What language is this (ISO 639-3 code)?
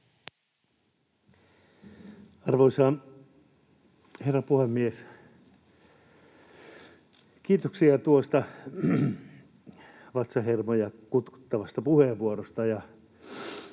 fin